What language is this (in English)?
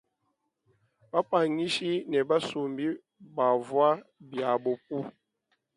Luba-Lulua